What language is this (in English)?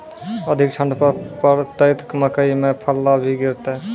Maithili